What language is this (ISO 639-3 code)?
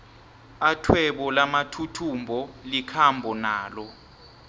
nbl